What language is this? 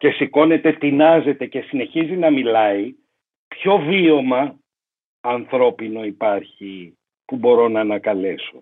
Greek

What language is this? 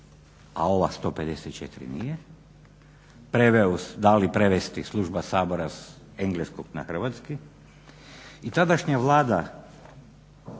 Croatian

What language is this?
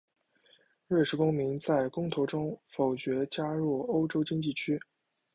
Chinese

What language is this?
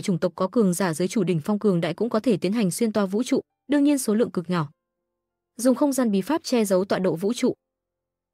Vietnamese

